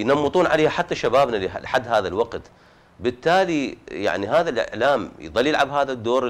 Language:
Arabic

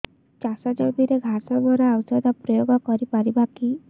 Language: Odia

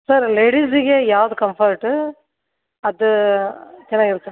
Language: Kannada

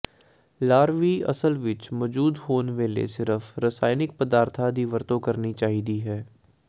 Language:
Punjabi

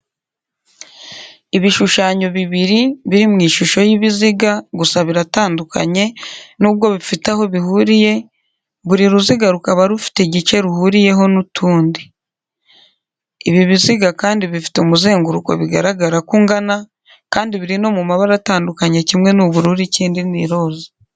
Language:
Kinyarwanda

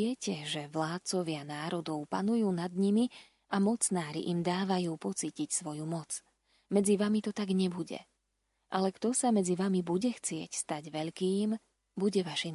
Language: Slovak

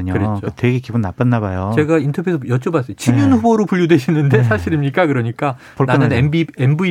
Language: Korean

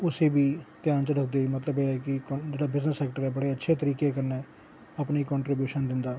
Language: Dogri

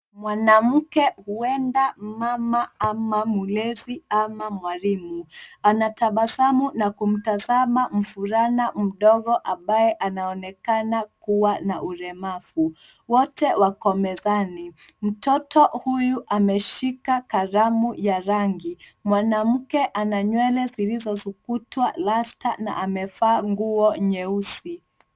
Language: Swahili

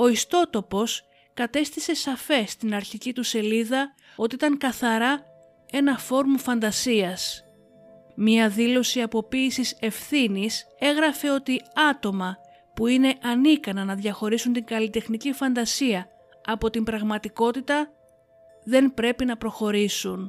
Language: Greek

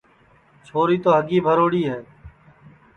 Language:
Sansi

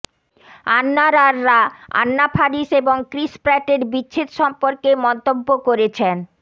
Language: Bangla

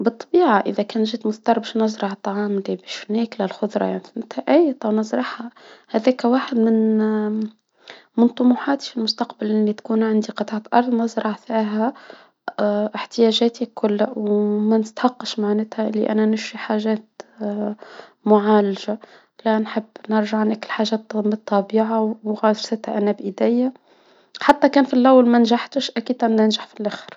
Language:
Tunisian Arabic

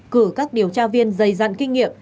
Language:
Vietnamese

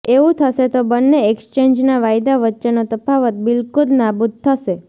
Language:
Gujarati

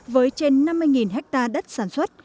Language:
Vietnamese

